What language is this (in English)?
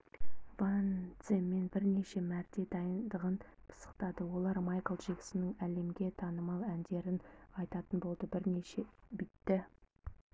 Kazakh